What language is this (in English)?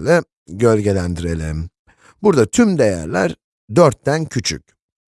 Turkish